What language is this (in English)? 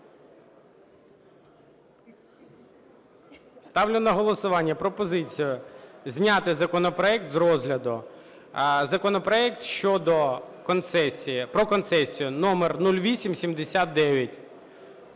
Ukrainian